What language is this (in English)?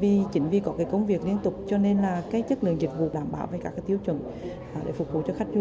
Vietnamese